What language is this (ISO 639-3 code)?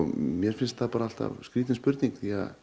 isl